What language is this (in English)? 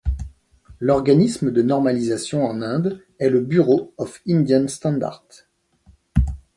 French